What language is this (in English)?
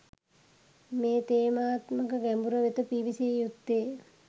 Sinhala